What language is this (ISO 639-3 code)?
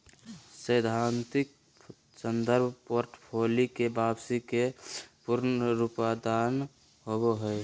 mag